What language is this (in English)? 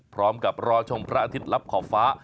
Thai